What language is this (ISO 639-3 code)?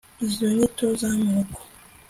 kin